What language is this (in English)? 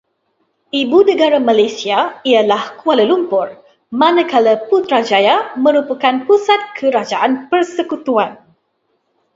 Malay